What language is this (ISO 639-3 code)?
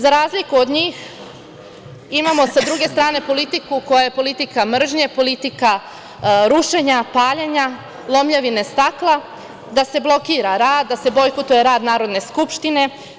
srp